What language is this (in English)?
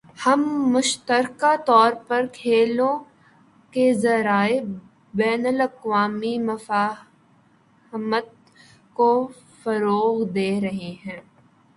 Urdu